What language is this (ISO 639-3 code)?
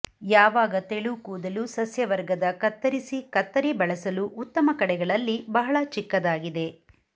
kan